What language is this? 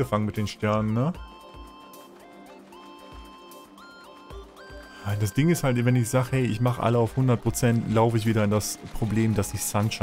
German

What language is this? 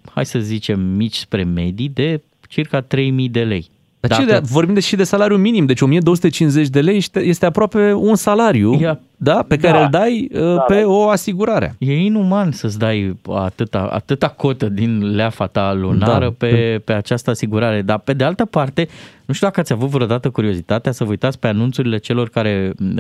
Romanian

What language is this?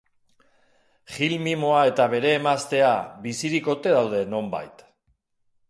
Basque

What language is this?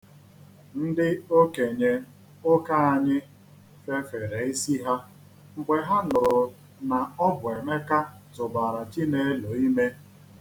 Igbo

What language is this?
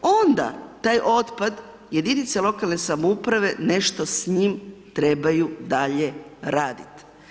Croatian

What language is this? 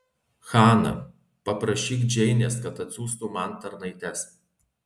Lithuanian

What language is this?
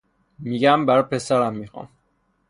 Persian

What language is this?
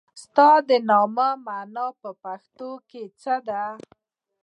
Pashto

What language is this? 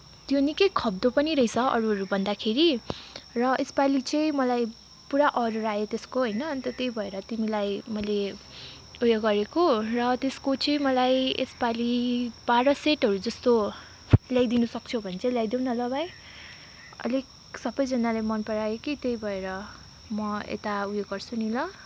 Nepali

